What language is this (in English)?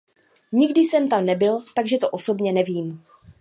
Czech